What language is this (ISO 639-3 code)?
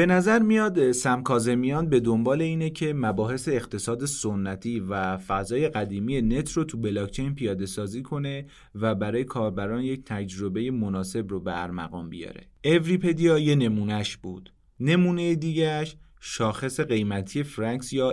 fas